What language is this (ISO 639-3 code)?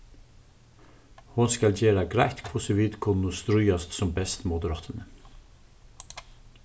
fao